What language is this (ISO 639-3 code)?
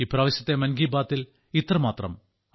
mal